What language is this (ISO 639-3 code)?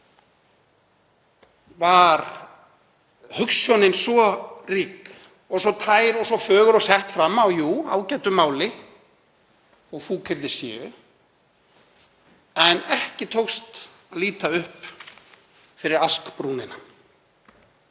isl